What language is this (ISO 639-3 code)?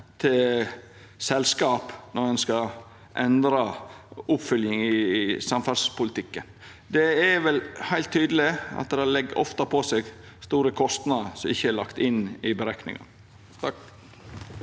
nor